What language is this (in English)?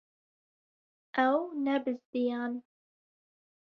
Kurdish